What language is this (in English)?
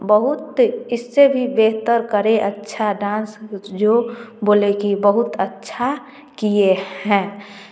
Hindi